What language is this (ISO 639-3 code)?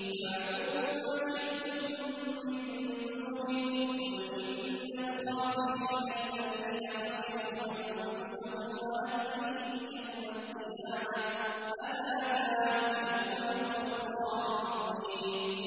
ara